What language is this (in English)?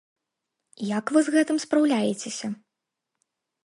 Belarusian